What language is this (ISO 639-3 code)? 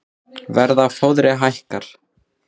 isl